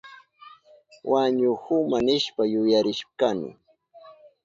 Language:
Southern Pastaza Quechua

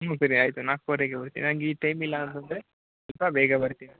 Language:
Kannada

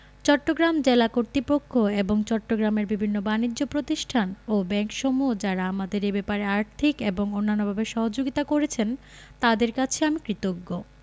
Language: Bangla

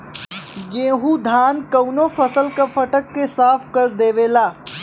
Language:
Bhojpuri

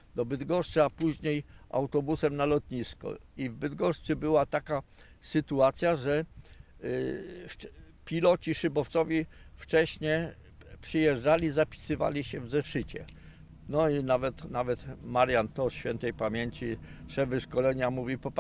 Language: Polish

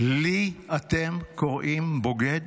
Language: Hebrew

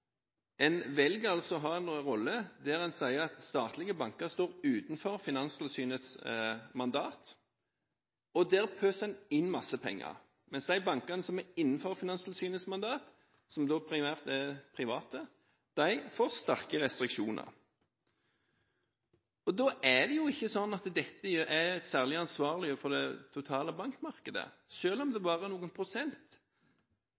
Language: Norwegian Bokmål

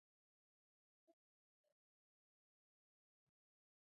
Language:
Pashto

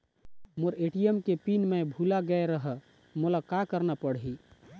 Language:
Chhattisgarhi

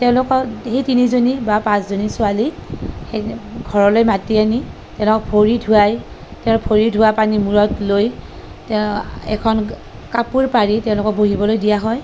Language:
Assamese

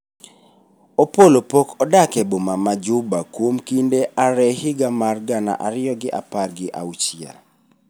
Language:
Luo (Kenya and Tanzania)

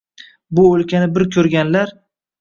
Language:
Uzbek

